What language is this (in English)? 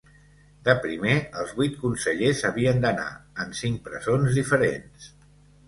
Catalan